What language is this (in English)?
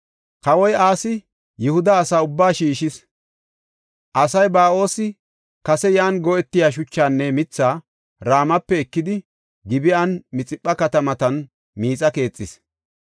Gofa